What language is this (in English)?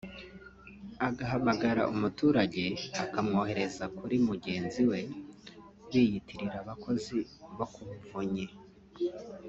Kinyarwanda